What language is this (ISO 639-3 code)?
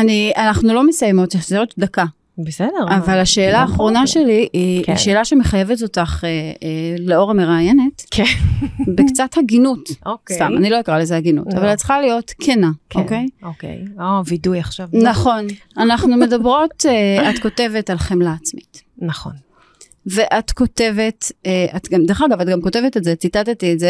heb